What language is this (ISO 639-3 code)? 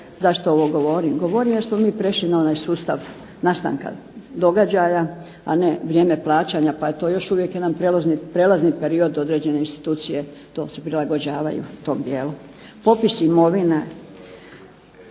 hrv